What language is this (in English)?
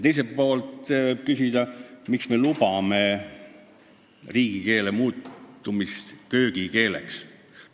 Estonian